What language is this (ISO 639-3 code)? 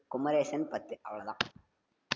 tam